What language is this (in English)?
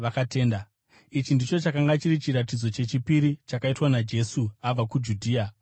Shona